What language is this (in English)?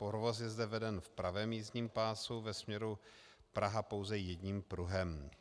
Czech